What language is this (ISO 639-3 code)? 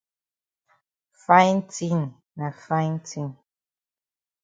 wes